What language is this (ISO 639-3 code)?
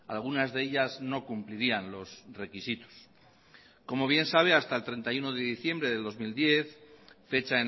spa